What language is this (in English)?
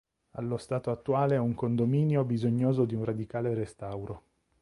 Italian